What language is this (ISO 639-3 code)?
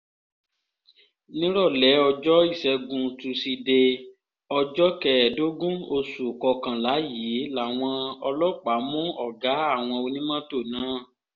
yor